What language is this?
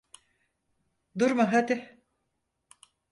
Turkish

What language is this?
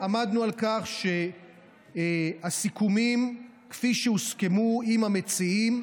Hebrew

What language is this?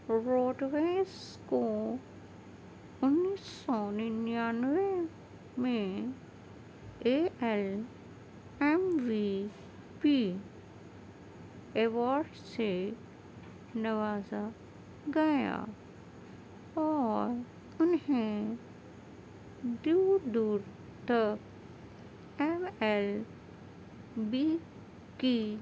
Urdu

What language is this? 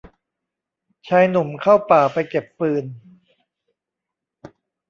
Thai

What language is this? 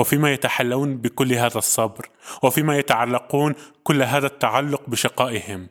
Arabic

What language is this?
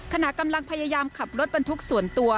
Thai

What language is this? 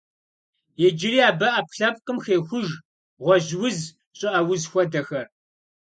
Kabardian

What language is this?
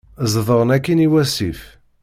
Kabyle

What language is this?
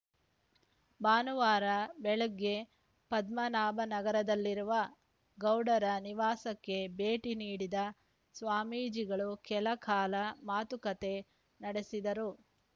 Kannada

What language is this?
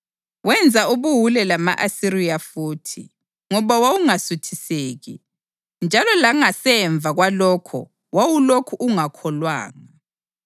North Ndebele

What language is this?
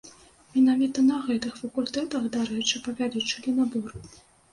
Belarusian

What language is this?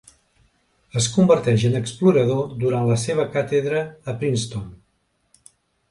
Catalan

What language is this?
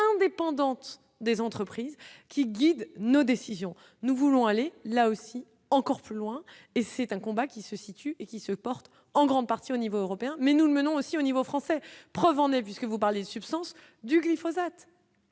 French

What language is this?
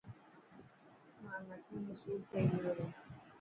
Dhatki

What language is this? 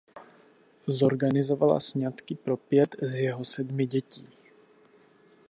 Czech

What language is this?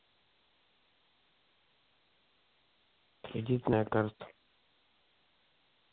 Russian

